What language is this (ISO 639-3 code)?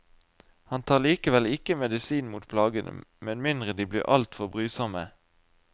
nor